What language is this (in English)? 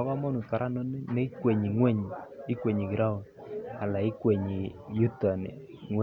Kalenjin